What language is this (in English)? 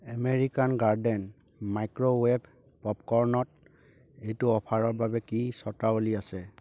Assamese